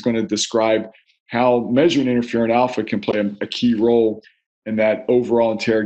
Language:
English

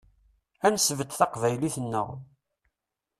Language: Kabyle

